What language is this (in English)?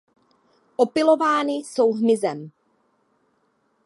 Czech